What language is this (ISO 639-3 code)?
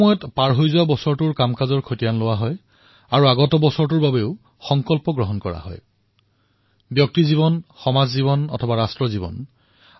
asm